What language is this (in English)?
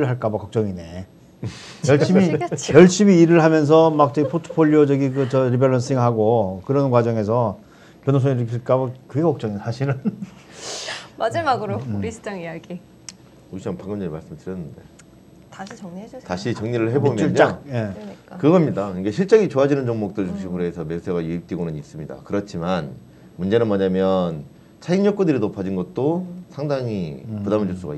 Korean